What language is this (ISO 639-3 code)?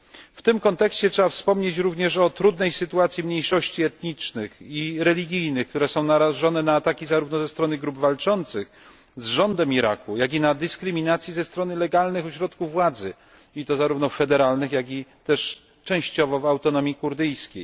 pol